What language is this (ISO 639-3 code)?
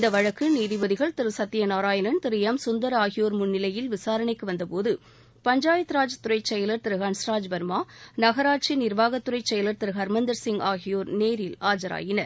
tam